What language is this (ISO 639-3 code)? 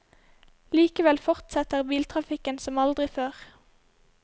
nor